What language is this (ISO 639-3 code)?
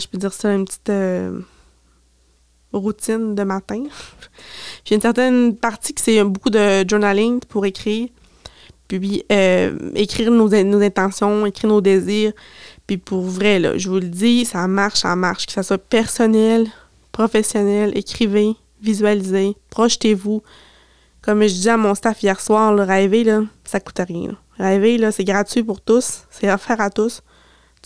fra